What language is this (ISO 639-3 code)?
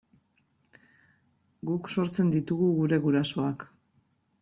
eus